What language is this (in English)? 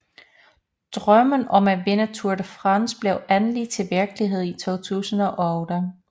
Danish